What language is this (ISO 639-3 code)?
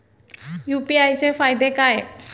mar